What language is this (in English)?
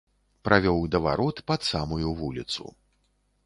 Belarusian